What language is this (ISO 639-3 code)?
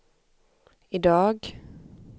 swe